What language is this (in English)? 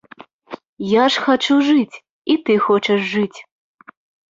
Belarusian